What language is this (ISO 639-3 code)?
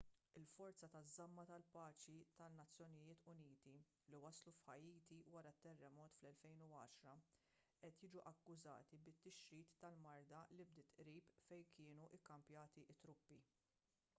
mlt